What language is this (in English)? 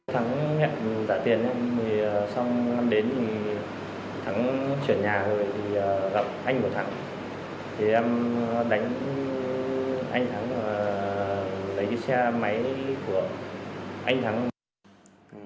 Vietnamese